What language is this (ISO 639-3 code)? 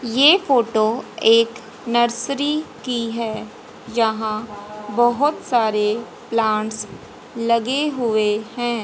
hin